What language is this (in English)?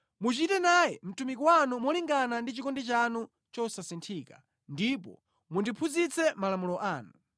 Nyanja